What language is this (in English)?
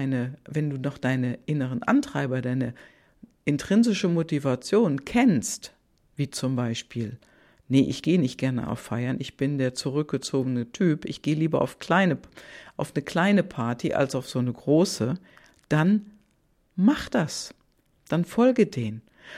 German